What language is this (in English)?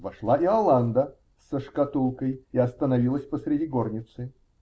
Russian